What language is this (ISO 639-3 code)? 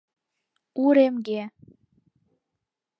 chm